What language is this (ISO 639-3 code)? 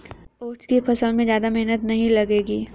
hin